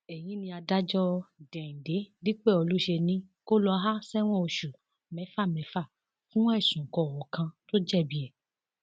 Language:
Yoruba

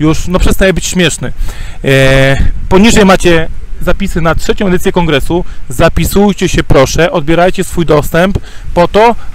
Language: Polish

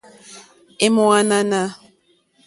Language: Mokpwe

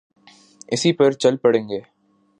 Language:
Urdu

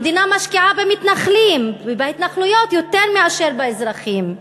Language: Hebrew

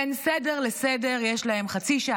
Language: Hebrew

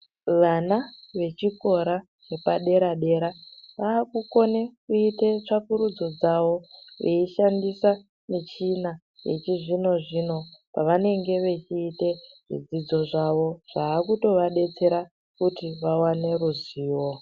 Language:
Ndau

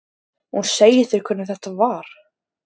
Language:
Icelandic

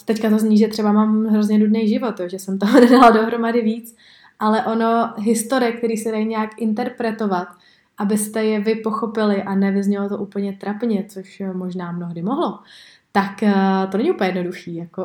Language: Czech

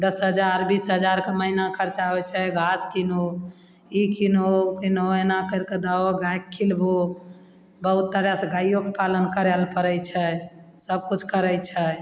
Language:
Maithili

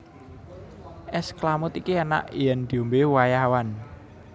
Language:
Javanese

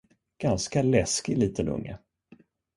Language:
Swedish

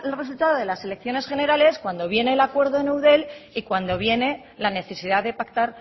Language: Spanish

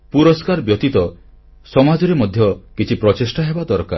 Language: Odia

